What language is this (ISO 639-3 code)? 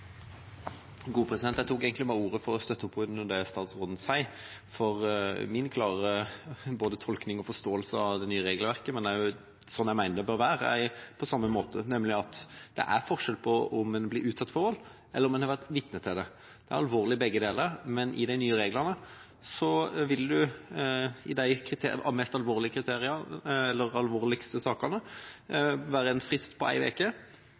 nob